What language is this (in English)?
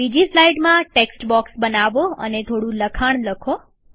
Gujarati